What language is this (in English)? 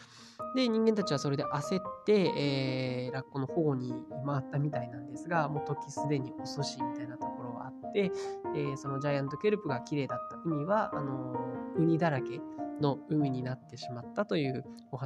Japanese